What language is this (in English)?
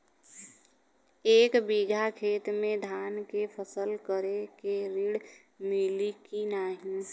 Bhojpuri